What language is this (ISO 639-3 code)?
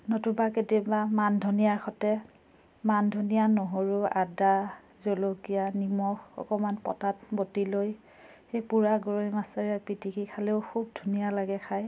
asm